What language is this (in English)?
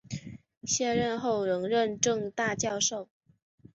Chinese